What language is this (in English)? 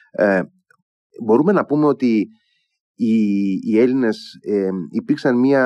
Greek